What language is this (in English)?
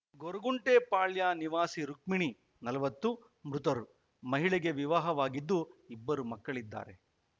Kannada